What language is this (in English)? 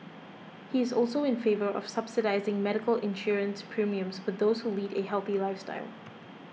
English